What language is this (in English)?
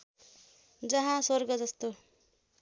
Nepali